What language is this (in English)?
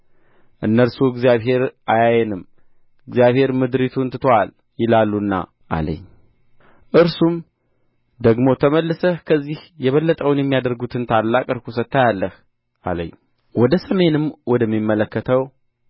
Amharic